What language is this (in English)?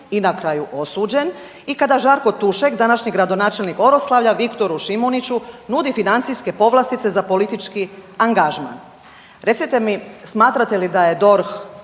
Croatian